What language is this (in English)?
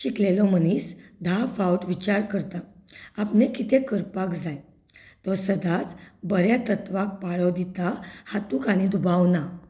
Konkani